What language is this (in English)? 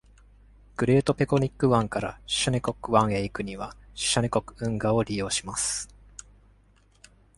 Japanese